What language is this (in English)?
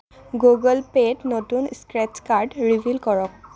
Assamese